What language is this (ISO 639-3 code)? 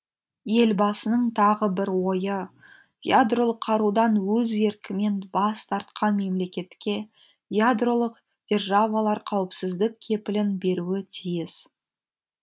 kaz